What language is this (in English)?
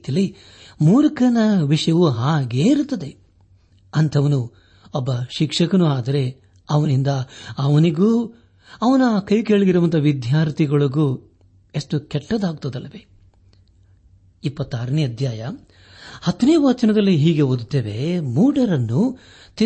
Kannada